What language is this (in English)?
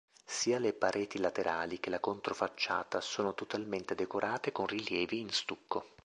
Italian